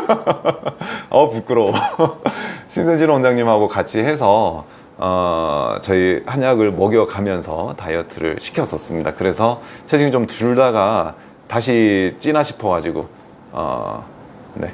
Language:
Korean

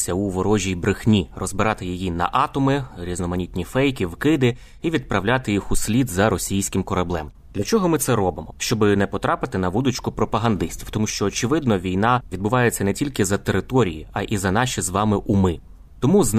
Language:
Ukrainian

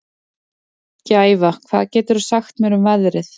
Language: Icelandic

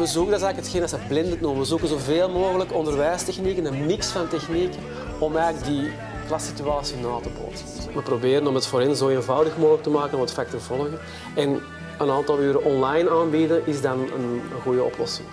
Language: Dutch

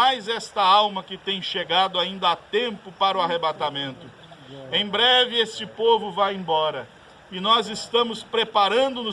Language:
Portuguese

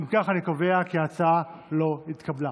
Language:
Hebrew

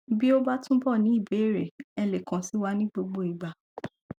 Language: Yoruba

